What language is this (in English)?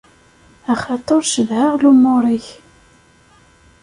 Kabyle